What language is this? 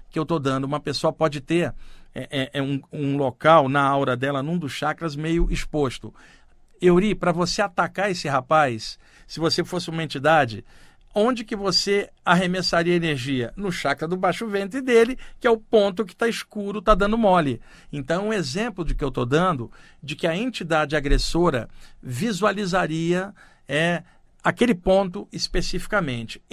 Portuguese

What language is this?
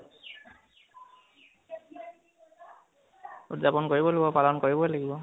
Assamese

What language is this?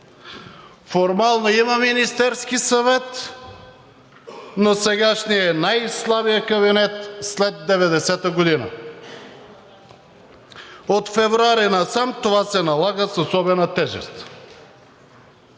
Bulgarian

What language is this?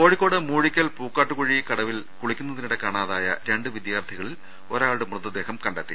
Malayalam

